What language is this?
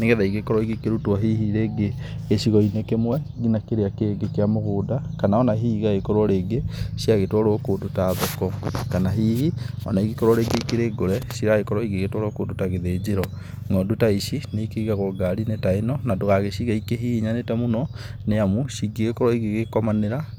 Kikuyu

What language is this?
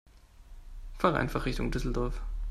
German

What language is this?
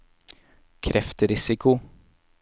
Norwegian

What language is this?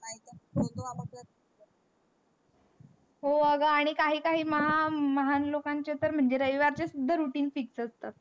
Marathi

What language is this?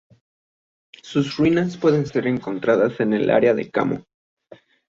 Spanish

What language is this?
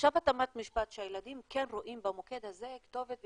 Hebrew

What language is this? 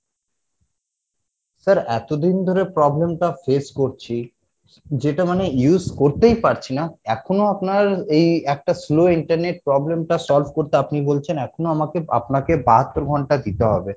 Bangla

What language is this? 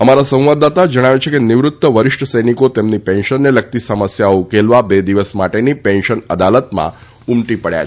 Gujarati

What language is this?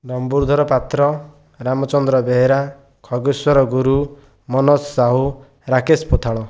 Odia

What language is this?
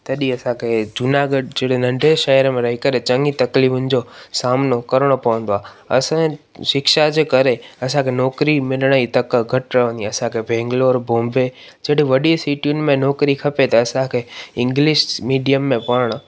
Sindhi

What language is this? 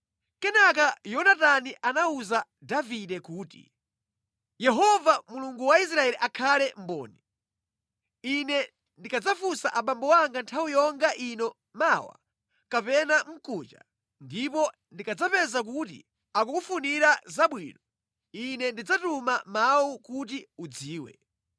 Nyanja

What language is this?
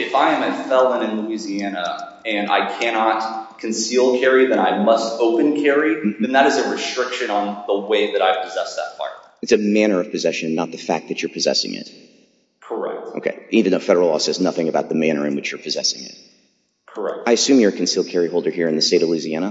English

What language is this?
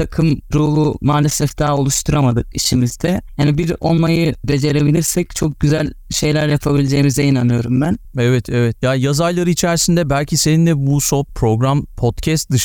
Turkish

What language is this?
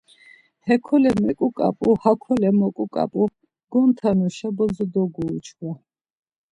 Laz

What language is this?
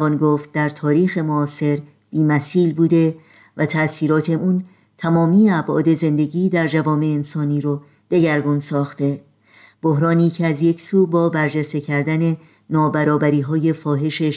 Persian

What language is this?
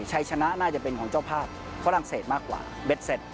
Thai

